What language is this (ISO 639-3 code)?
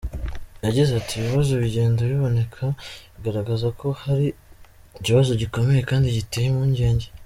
kin